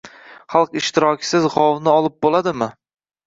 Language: Uzbek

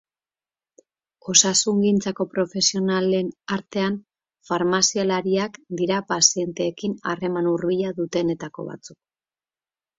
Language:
Basque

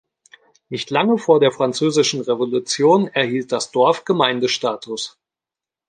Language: German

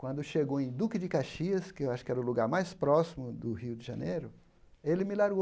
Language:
Portuguese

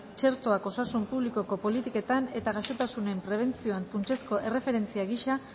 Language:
Basque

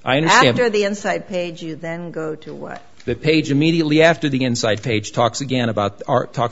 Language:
English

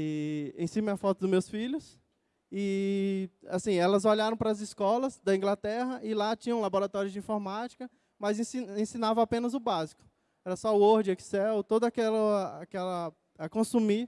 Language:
Portuguese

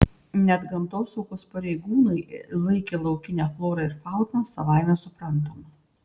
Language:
Lithuanian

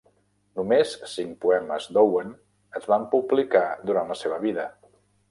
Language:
Catalan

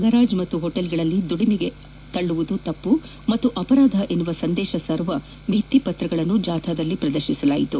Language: Kannada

